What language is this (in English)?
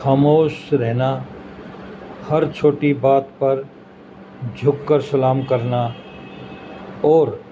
Urdu